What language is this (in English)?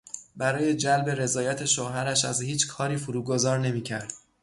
Persian